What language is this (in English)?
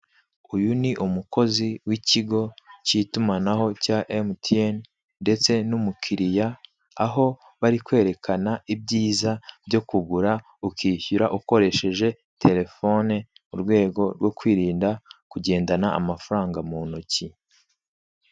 Kinyarwanda